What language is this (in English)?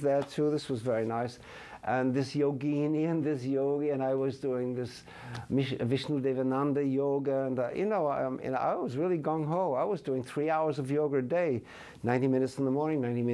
English